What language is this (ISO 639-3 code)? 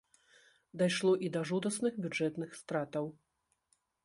bel